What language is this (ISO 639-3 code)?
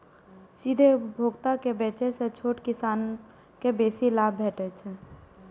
mai